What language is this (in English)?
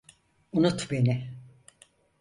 Turkish